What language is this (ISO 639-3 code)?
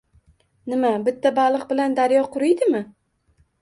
uzb